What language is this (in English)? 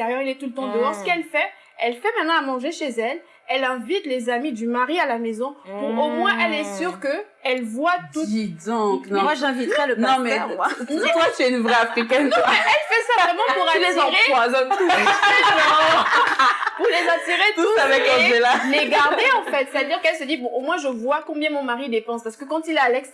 French